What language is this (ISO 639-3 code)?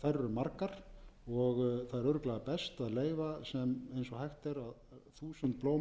isl